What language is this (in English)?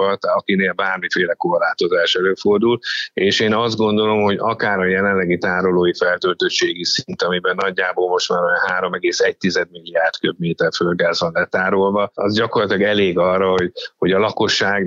Hungarian